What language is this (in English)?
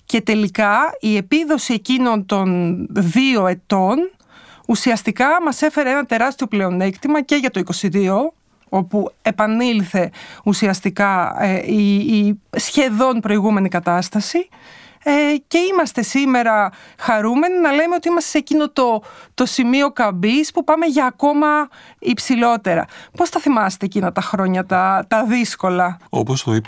Greek